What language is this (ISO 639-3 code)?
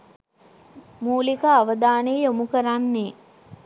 sin